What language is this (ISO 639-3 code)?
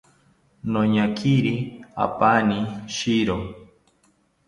cpy